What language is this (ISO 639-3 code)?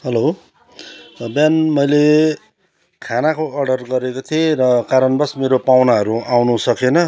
nep